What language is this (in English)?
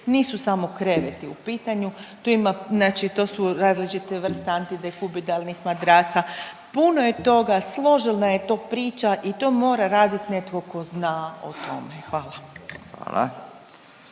Croatian